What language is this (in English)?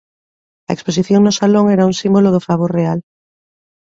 Galician